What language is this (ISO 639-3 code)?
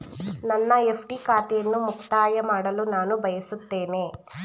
kan